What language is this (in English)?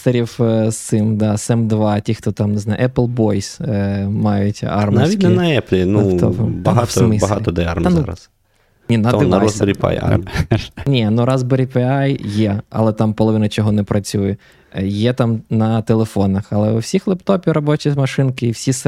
Ukrainian